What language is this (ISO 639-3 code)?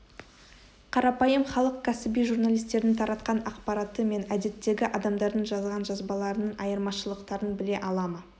kaz